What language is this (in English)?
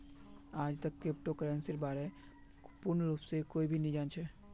Magahi